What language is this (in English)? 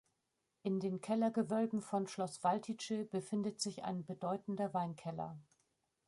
German